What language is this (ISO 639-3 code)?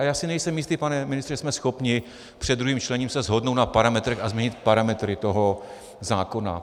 ces